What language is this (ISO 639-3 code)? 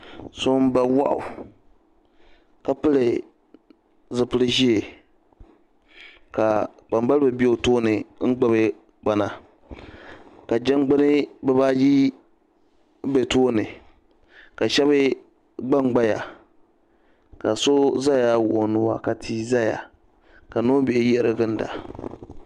dag